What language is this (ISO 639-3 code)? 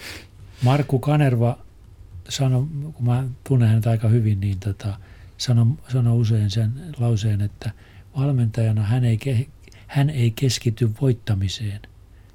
fin